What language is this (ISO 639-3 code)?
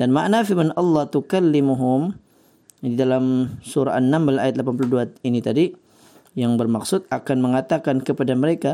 msa